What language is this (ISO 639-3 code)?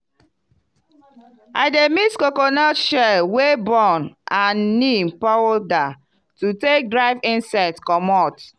pcm